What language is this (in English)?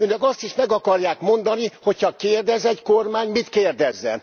Hungarian